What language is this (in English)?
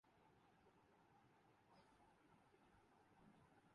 Urdu